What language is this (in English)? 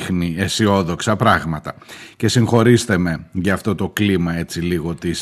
Greek